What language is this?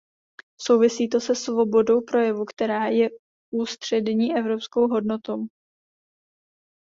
Czech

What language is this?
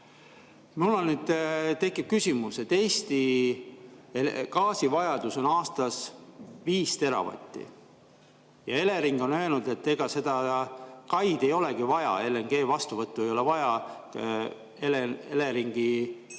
Estonian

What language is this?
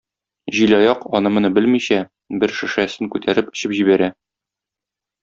Tatar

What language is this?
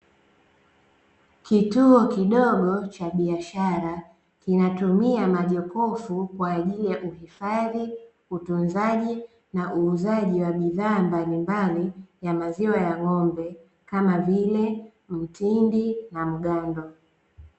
Swahili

